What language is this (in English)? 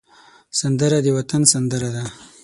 Pashto